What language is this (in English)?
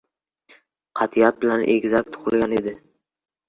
Uzbek